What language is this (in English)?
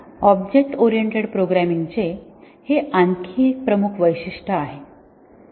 Marathi